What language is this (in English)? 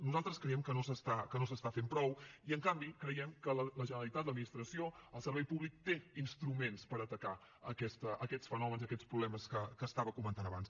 Catalan